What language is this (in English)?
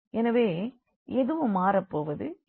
Tamil